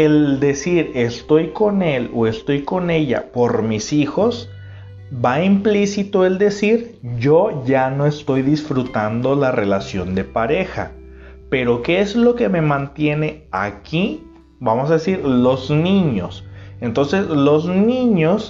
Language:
Spanish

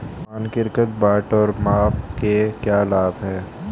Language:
Hindi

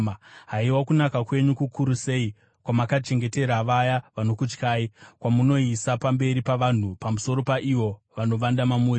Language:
Shona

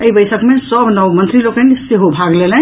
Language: Maithili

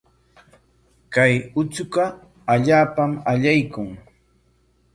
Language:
Corongo Ancash Quechua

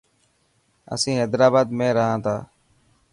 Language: Dhatki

